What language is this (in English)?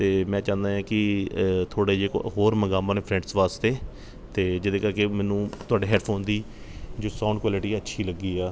Punjabi